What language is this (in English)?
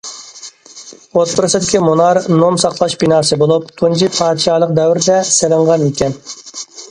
Uyghur